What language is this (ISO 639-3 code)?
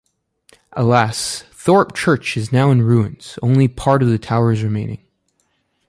eng